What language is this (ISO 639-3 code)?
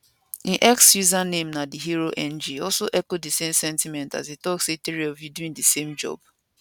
pcm